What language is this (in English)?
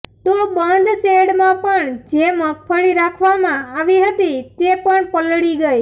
Gujarati